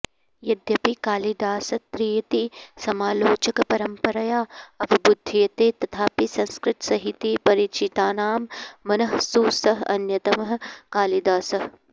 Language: Sanskrit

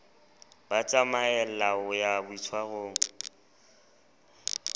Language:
Southern Sotho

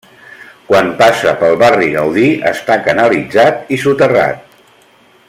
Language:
Catalan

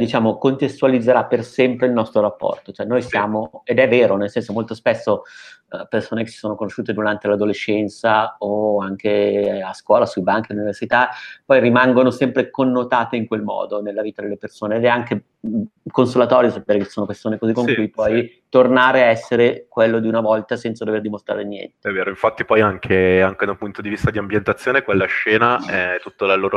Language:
Italian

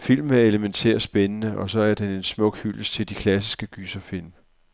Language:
Danish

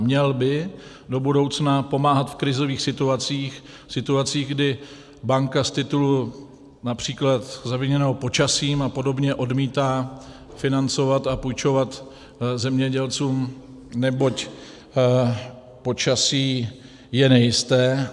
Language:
Czech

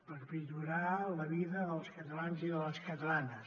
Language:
Catalan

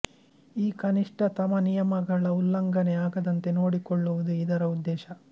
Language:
Kannada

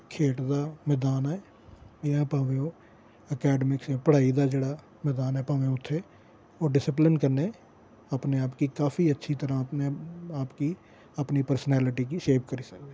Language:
Dogri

